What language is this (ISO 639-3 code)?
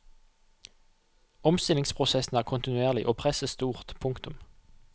nor